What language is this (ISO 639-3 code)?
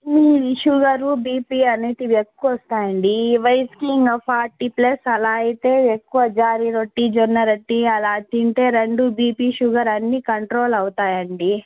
tel